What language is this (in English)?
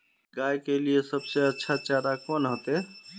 Magahi